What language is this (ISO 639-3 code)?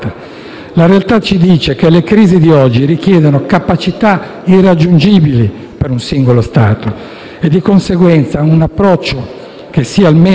ita